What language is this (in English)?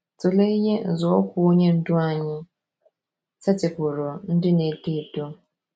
Igbo